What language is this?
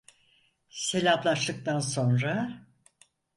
Turkish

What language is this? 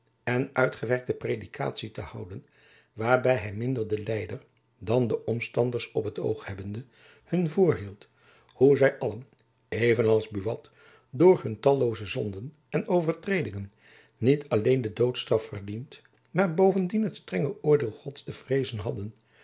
Dutch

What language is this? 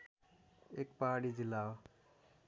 Nepali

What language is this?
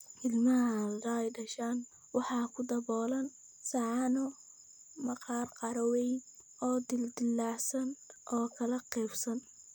Somali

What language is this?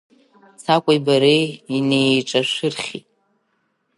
Abkhazian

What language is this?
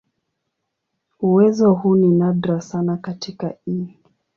Swahili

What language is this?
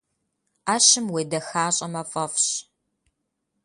Kabardian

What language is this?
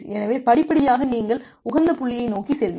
Tamil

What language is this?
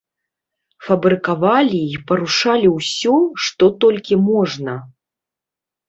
Belarusian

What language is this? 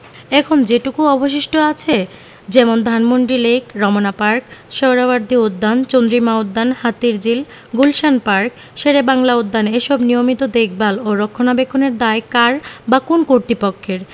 Bangla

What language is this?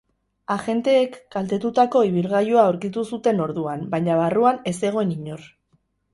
Basque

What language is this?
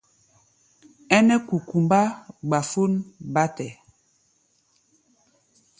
Gbaya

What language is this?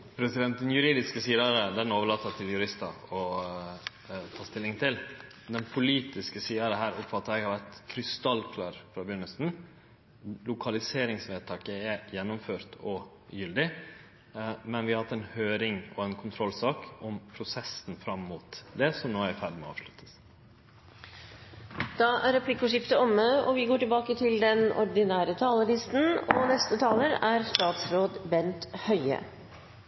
Norwegian Nynorsk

